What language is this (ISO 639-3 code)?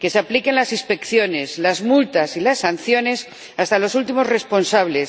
spa